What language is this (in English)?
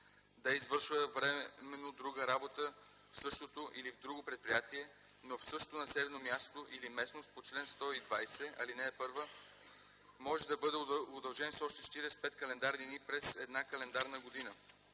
Bulgarian